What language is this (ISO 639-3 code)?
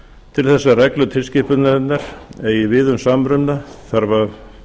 isl